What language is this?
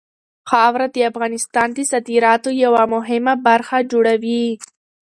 Pashto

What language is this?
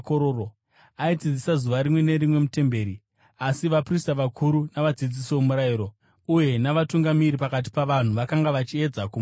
Shona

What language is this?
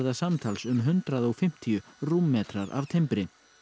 Icelandic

